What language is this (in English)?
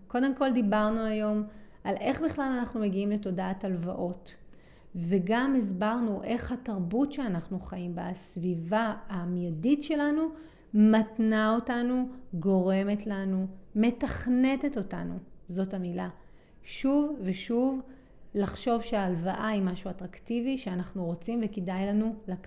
Hebrew